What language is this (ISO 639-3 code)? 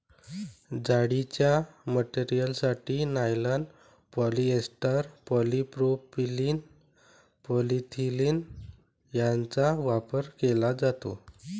mar